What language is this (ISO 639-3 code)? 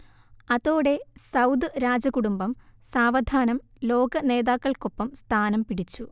mal